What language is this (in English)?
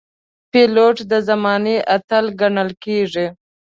Pashto